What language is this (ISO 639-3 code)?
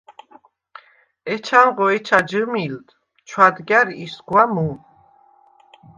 sva